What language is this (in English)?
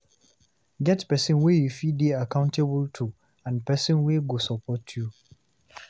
Nigerian Pidgin